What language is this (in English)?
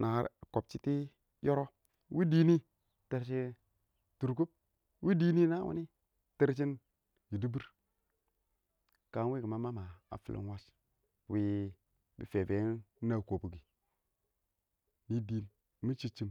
Awak